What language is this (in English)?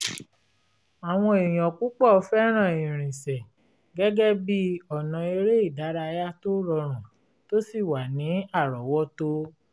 Yoruba